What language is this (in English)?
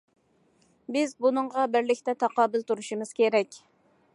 Uyghur